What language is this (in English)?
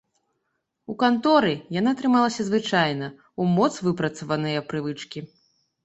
Belarusian